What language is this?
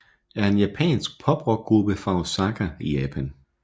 Danish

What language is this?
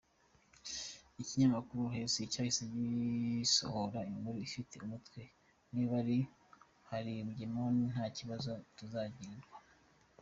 Kinyarwanda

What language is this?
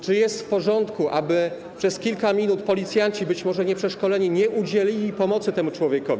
Polish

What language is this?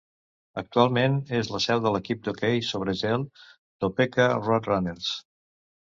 Catalan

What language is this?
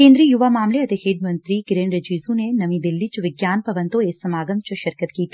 Punjabi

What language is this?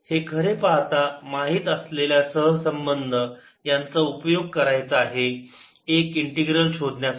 Marathi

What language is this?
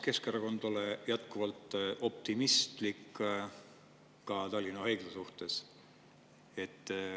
Estonian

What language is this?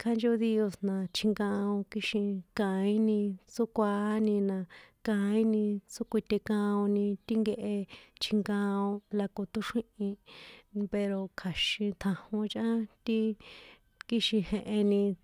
San Juan Atzingo Popoloca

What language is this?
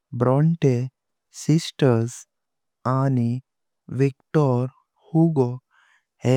Konkani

